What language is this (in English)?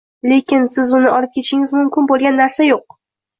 Uzbek